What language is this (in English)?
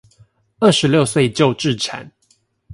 Chinese